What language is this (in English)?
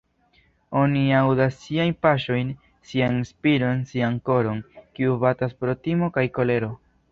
Esperanto